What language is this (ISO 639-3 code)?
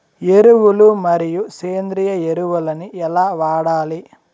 tel